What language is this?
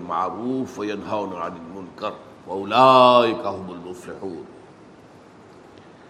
Urdu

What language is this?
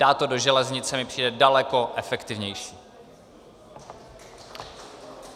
Czech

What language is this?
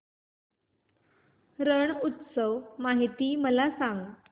Marathi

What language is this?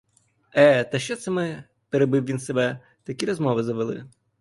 Ukrainian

